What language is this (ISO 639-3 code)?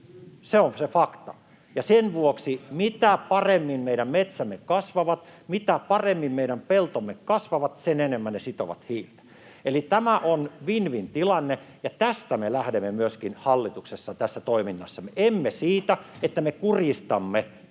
fin